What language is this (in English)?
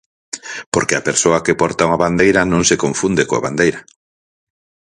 Galician